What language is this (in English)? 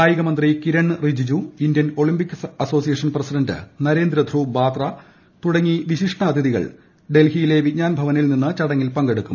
Malayalam